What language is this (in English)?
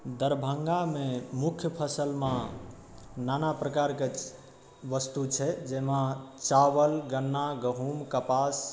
Maithili